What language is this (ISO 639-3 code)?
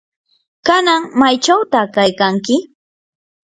qur